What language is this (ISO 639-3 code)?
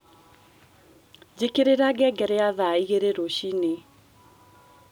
kik